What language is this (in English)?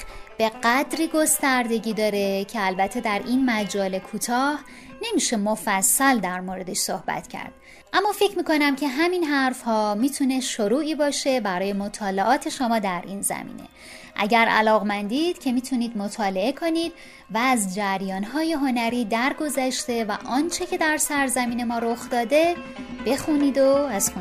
Persian